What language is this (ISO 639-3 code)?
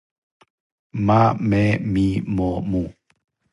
srp